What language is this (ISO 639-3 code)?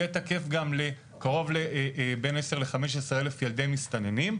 heb